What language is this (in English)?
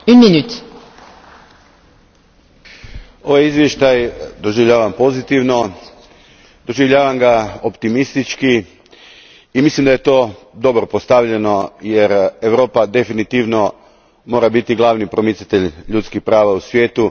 Croatian